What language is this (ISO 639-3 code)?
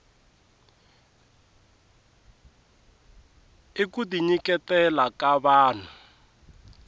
tso